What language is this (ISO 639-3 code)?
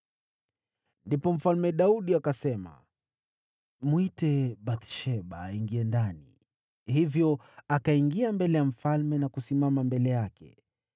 swa